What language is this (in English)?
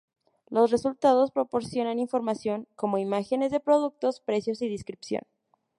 Spanish